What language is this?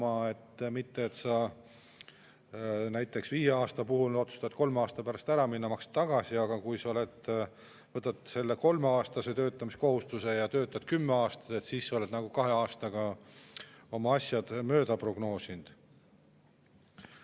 Estonian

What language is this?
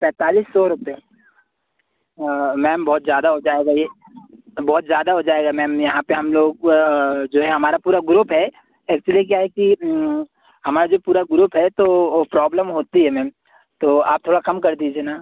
Hindi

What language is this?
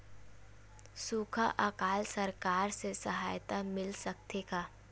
Chhattisgarhi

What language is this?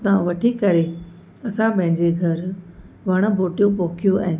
Sindhi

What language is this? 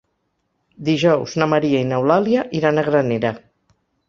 Catalan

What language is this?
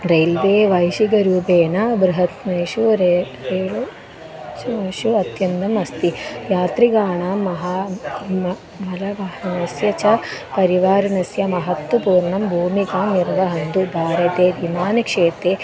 Sanskrit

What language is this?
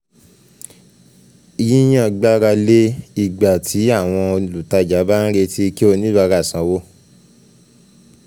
Yoruba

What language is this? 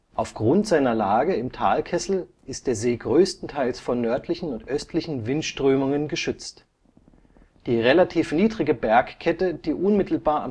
German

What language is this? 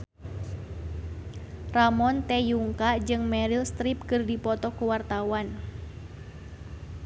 Sundanese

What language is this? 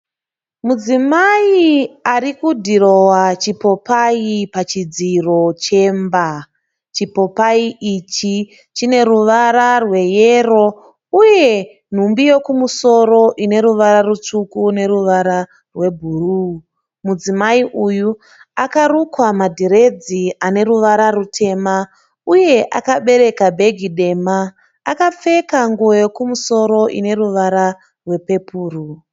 Shona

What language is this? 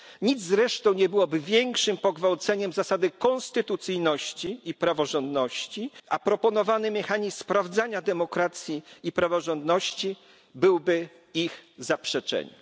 Polish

